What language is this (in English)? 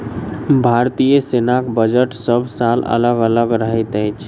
Maithili